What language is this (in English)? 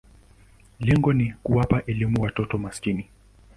Swahili